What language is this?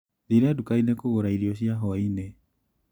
Kikuyu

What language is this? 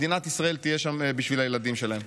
Hebrew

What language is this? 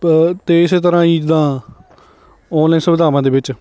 Punjabi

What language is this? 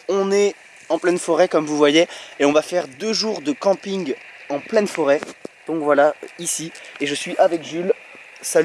French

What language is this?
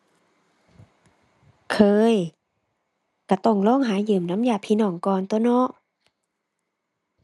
Thai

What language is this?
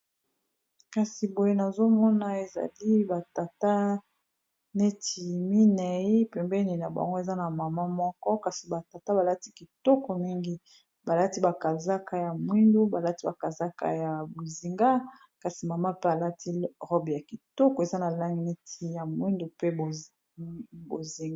Lingala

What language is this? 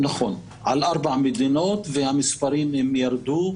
Hebrew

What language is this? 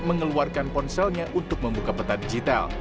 Indonesian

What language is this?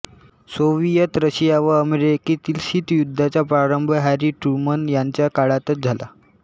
Marathi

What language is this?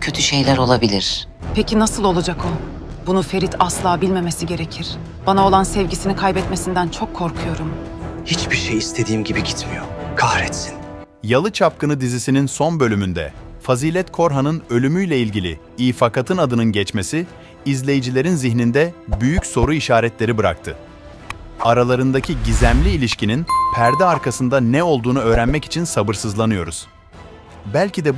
Turkish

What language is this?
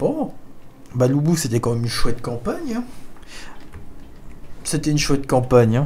French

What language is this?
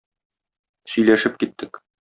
Tatar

